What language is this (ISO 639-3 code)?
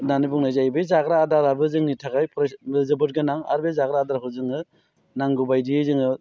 brx